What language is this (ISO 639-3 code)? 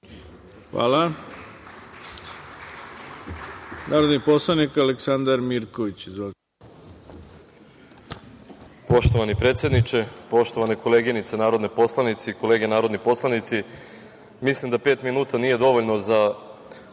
srp